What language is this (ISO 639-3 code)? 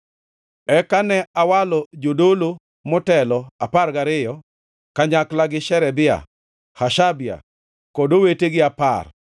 luo